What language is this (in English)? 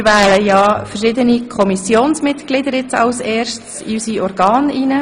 Swiss German